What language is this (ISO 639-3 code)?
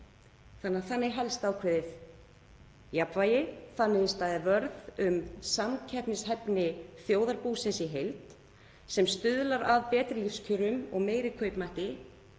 isl